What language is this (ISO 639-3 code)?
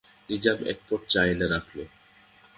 ben